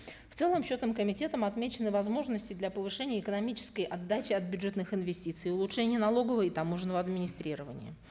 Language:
Kazakh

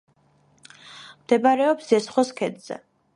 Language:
Georgian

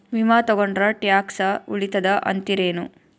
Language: Kannada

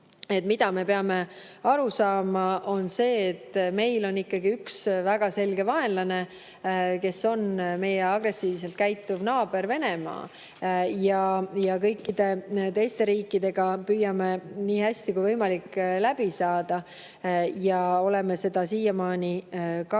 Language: Estonian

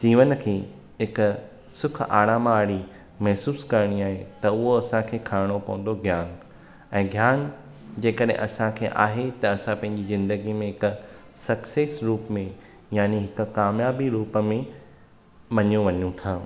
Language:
Sindhi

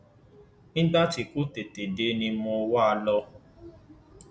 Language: Yoruba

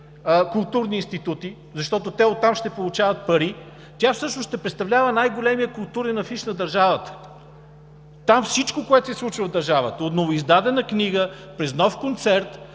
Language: Bulgarian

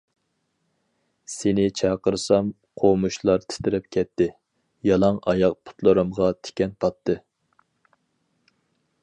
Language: Uyghur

